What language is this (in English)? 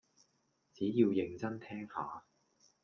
Cantonese